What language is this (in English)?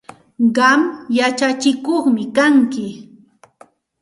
Santa Ana de Tusi Pasco Quechua